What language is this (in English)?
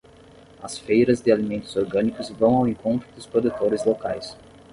Portuguese